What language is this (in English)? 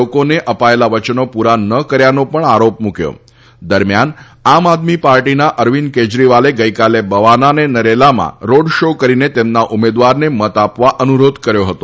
Gujarati